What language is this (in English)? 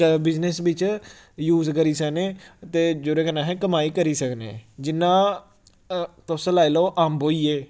Dogri